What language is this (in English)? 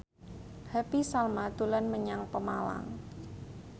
Javanese